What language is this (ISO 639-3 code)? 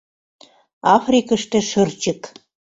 chm